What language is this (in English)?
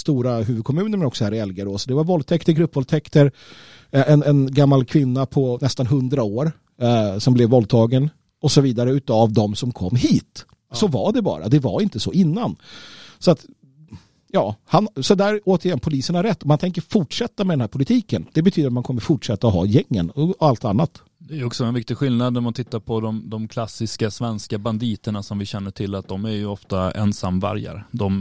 Swedish